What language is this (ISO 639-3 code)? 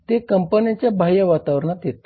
mar